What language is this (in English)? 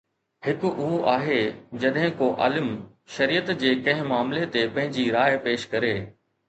Sindhi